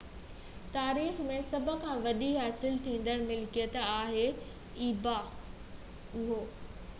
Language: Sindhi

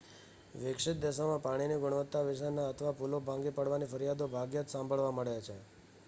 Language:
Gujarati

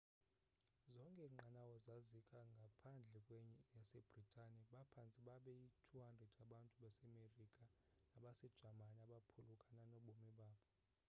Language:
Xhosa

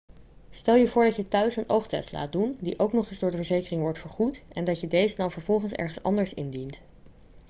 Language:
Dutch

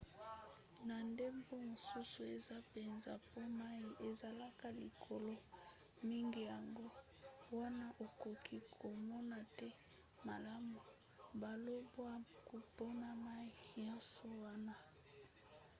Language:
Lingala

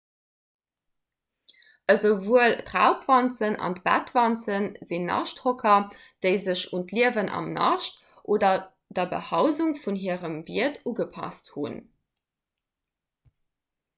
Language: Luxembourgish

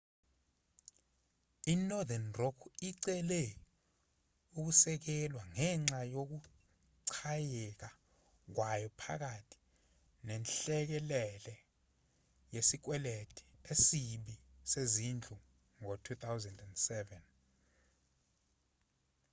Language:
Zulu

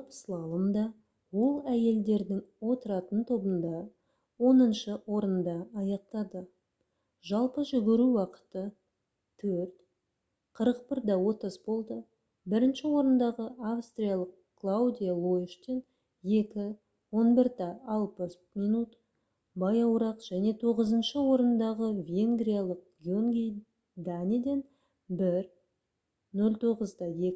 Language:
Kazakh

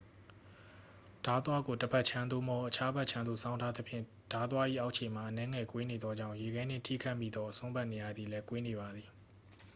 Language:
Burmese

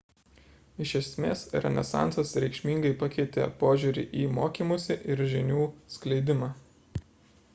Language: Lithuanian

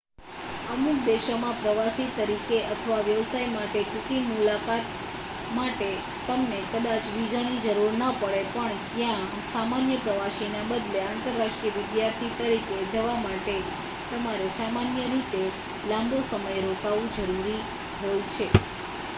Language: Gujarati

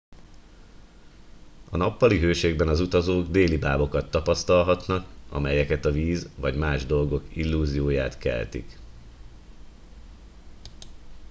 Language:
Hungarian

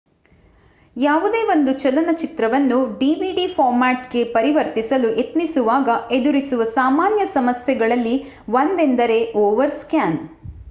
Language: Kannada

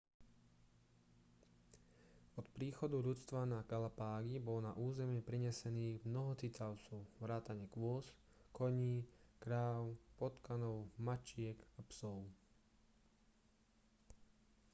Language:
Slovak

